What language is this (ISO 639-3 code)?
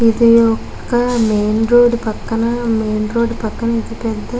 tel